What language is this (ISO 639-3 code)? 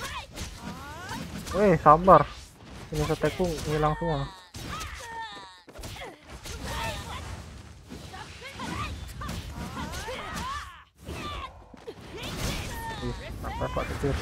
ind